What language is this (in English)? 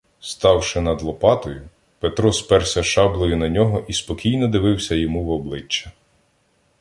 Ukrainian